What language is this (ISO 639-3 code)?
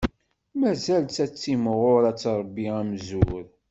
kab